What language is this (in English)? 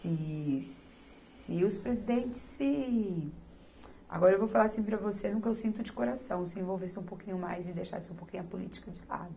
Portuguese